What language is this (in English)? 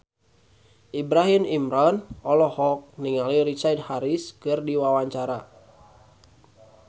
Sundanese